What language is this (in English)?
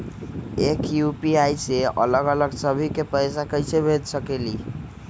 Magahi